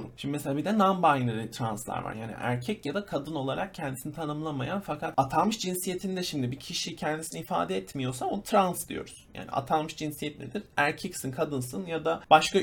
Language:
Turkish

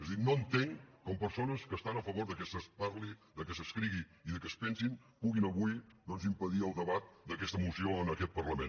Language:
Catalan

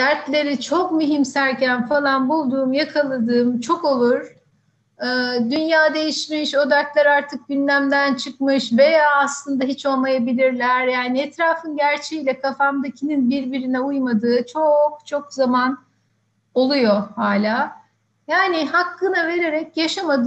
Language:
Turkish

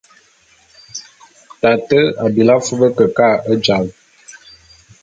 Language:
Bulu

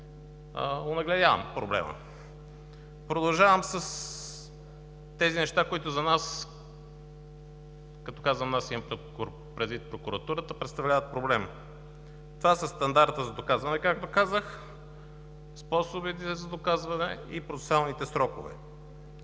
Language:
Bulgarian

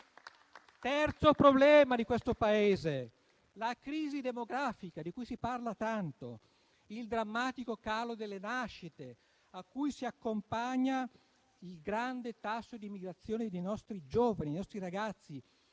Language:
Italian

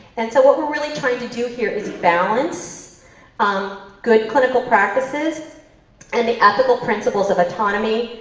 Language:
English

